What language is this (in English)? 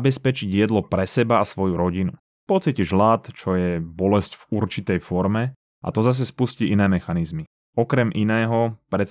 Slovak